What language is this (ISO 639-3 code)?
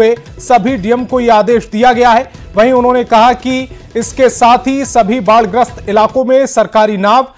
hin